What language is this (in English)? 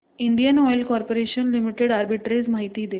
Marathi